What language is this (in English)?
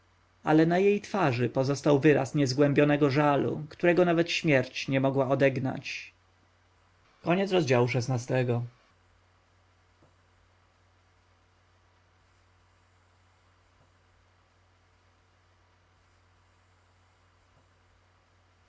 Polish